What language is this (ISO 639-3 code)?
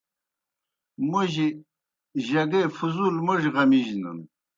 plk